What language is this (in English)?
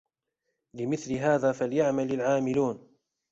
Arabic